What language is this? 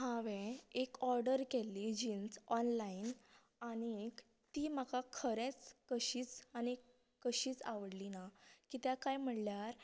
Konkani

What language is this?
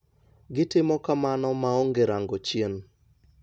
Luo (Kenya and Tanzania)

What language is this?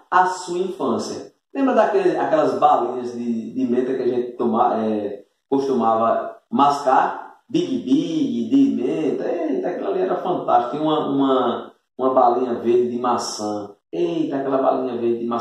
Portuguese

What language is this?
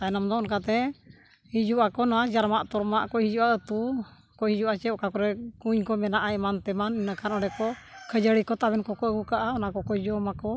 Santali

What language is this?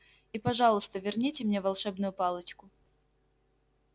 Russian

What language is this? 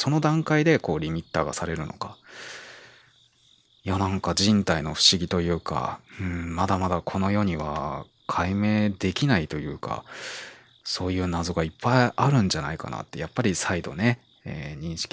Japanese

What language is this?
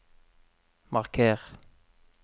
Norwegian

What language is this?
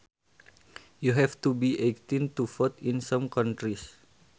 Sundanese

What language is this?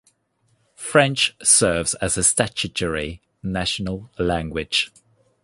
English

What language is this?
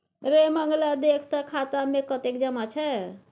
Maithili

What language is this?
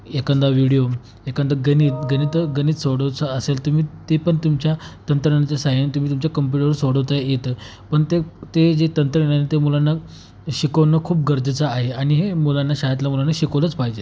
Marathi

